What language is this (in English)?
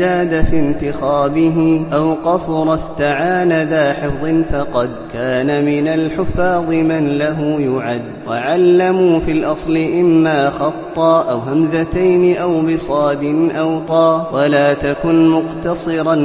Arabic